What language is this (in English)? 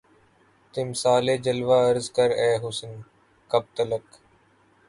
Urdu